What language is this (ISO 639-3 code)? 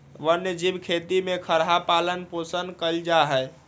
mag